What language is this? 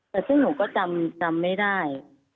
Thai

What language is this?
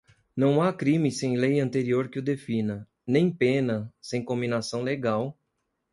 Portuguese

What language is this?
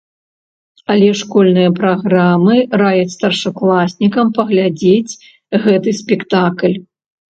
Belarusian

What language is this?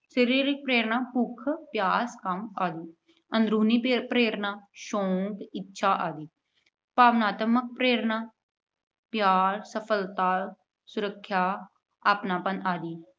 Punjabi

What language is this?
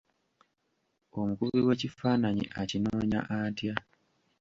Ganda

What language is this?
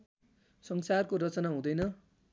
Nepali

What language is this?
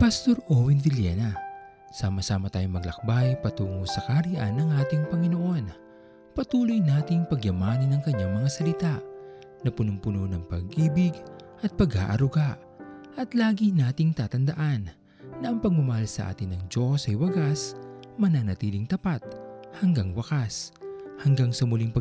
Filipino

